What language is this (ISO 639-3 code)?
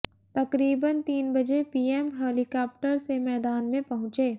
hin